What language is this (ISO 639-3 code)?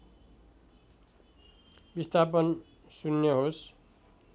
nep